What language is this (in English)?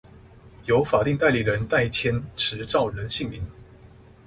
Chinese